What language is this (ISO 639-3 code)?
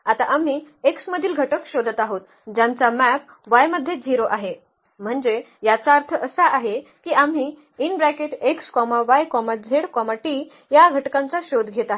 mar